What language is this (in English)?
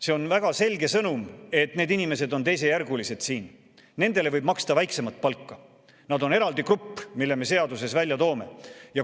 Estonian